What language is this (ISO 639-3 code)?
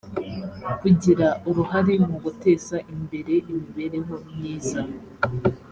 kin